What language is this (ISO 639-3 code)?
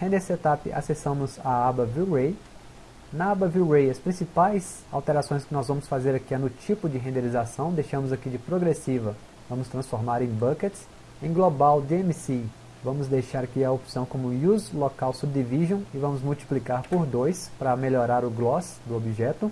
por